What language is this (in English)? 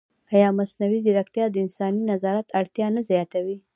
Pashto